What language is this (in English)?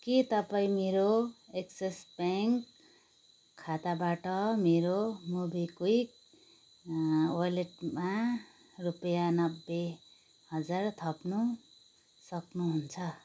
Nepali